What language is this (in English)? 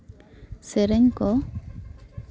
Santali